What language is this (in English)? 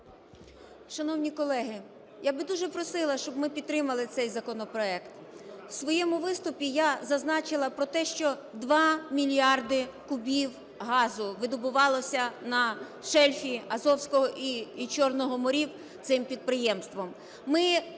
Ukrainian